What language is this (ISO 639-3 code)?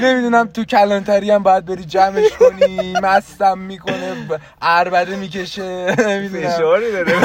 fas